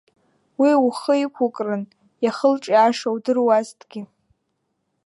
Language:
Abkhazian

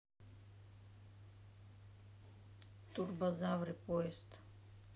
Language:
Russian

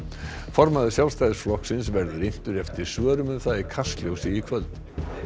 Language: Icelandic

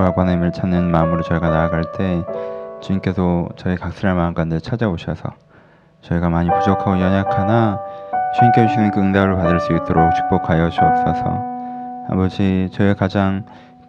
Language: Korean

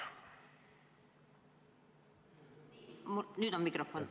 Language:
Estonian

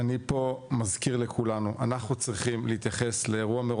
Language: Hebrew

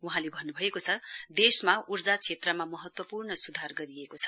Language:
Nepali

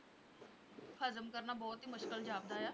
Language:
Punjabi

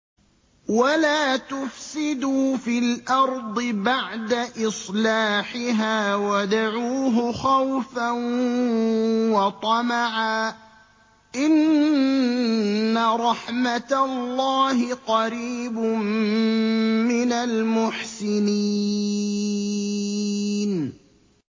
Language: Arabic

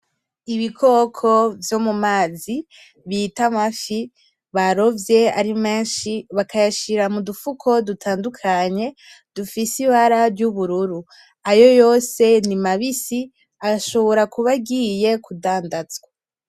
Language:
Rundi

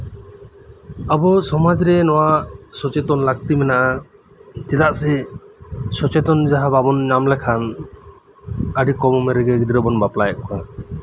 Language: Santali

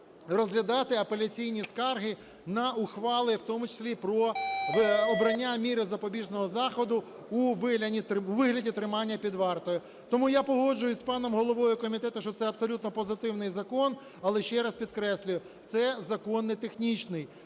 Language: Ukrainian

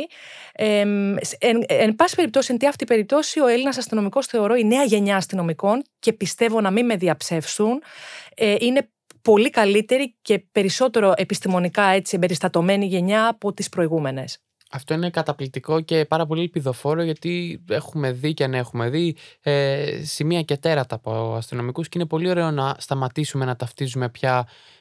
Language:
Greek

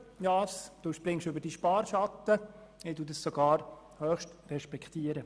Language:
Swiss German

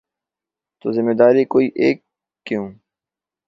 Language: Urdu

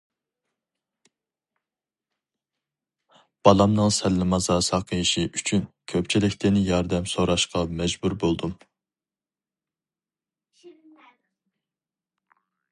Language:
Uyghur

